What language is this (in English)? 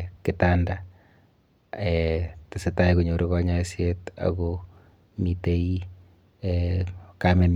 Kalenjin